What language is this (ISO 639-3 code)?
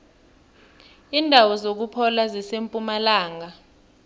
nbl